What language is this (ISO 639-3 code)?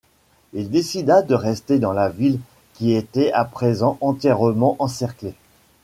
fra